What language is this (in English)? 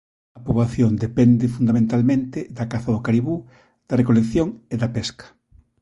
Galician